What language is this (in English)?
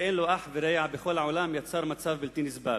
Hebrew